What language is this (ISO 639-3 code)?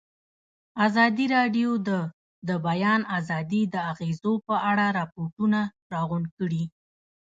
pus